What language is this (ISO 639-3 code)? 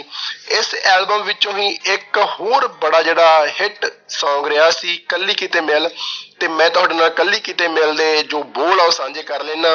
pan